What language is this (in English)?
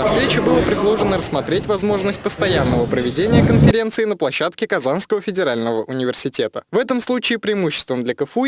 Russian